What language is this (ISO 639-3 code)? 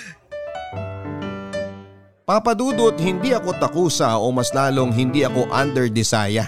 fil